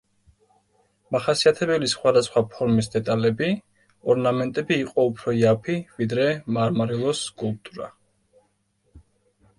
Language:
Georgian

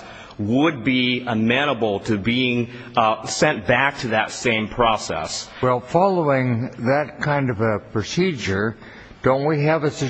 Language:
English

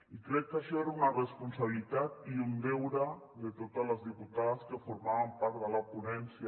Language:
Catalan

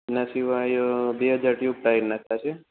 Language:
Gujarati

